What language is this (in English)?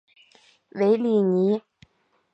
Chinese